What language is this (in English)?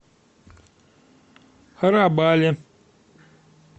Russian